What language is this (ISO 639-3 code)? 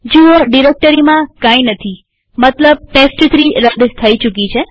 guj